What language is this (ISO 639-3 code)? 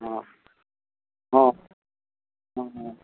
mai